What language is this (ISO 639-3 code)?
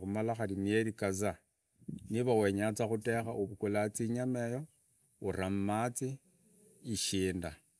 ida